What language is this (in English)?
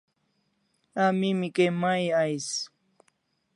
Kalasha